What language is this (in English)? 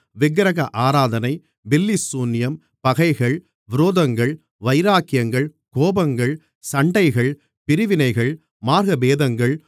Tamil